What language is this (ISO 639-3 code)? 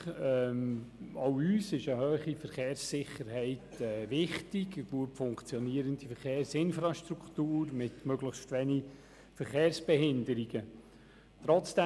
gsw